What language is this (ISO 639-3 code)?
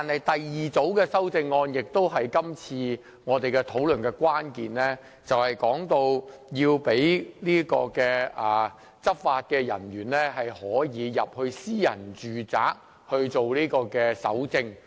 yue